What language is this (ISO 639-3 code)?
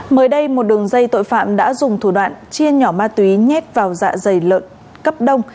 vie